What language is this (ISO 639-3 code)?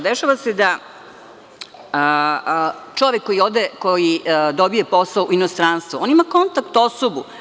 srp